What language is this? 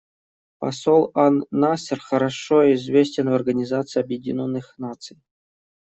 Russian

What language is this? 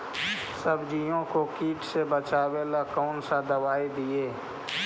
Magahi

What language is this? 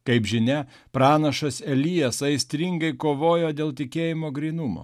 Lithuanian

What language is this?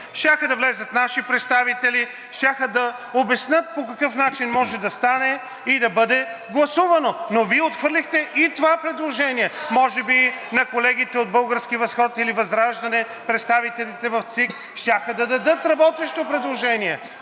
Bulgarian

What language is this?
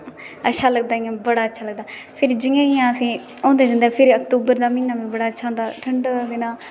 Dogri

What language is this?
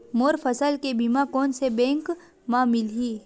Chhattisgarhi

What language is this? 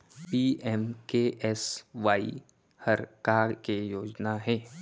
Chhattisgarhi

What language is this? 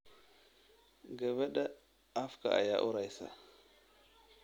Somali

